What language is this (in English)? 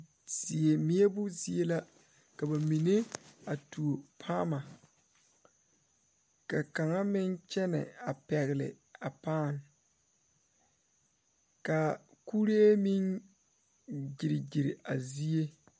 Southern Dagaare